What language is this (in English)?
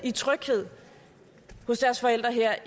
Danish